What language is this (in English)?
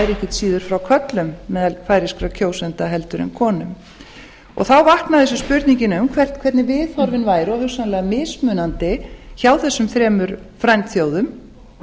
Icelandic